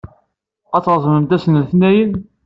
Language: Kabyle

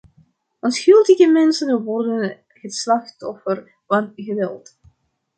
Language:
Dutch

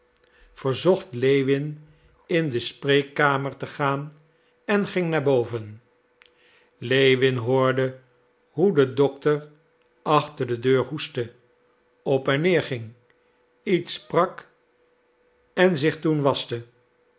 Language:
Dutch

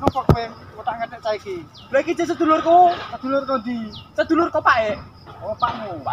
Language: Indonesian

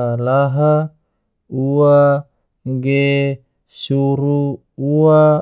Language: Tidore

